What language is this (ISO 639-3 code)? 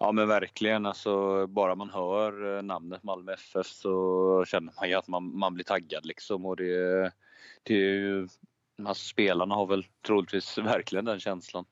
swe